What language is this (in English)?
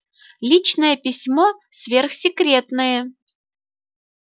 Russian